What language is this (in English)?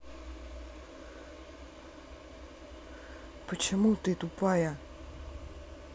Russian